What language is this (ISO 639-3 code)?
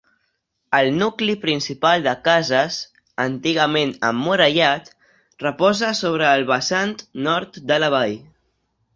cat